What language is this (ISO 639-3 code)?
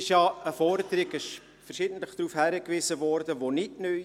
gsw